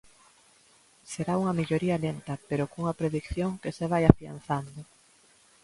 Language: Galician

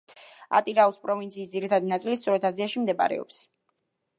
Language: Georgian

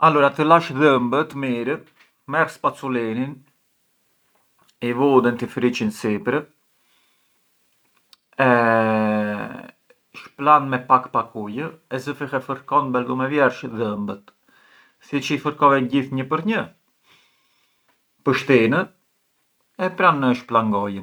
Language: Arbëreshë Albanian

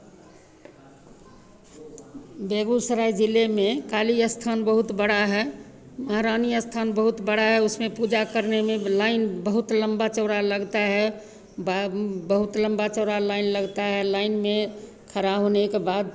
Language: Hindi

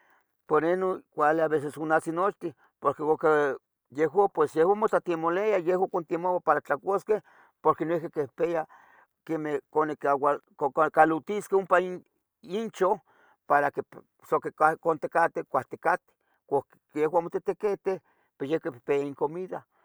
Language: Tetelcingo Nahuatl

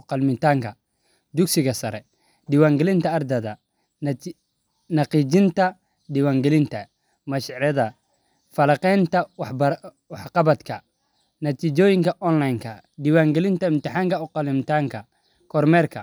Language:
Somali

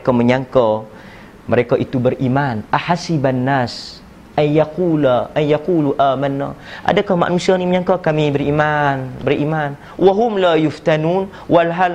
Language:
Malay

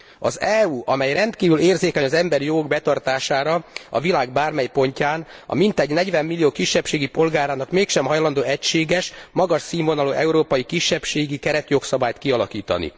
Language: Hungarian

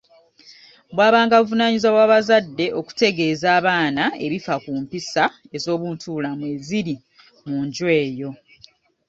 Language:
Ganda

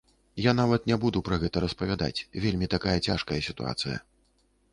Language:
Belarusian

